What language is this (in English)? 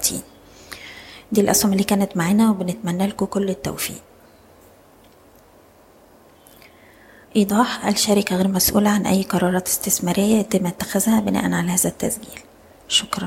Arabic